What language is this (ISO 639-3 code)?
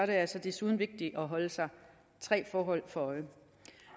dan